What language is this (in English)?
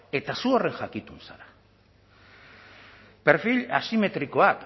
Basque